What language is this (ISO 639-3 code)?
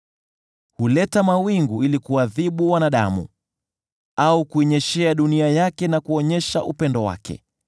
swa